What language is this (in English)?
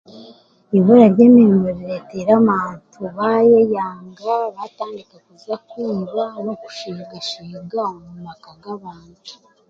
Chiga